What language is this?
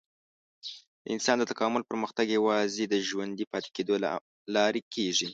Pashto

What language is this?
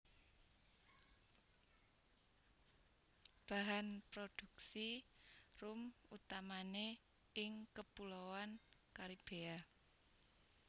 Javanese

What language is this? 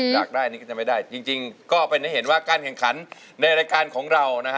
Thai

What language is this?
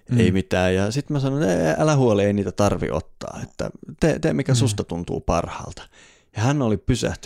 Finnish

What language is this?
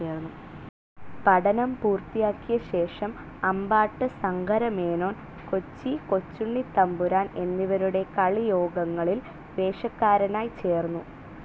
Malayalam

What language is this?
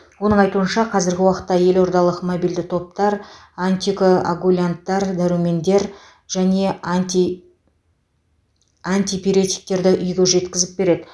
Kazakh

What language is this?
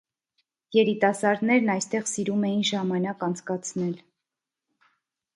Armenian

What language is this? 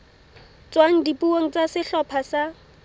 Southern Sotho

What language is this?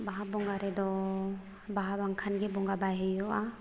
Santali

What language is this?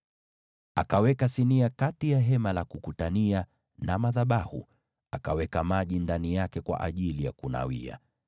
Swahili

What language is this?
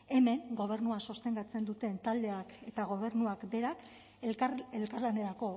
Basque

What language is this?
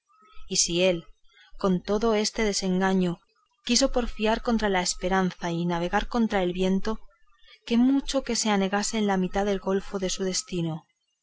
Spanish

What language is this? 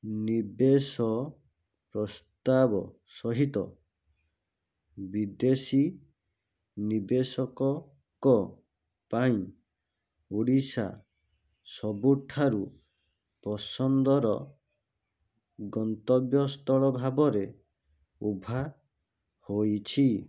Odia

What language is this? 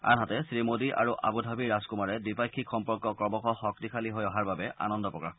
Assamese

